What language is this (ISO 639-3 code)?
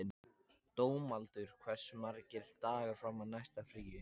isl